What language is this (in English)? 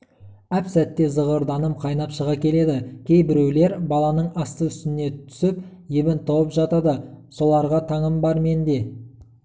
Kazakh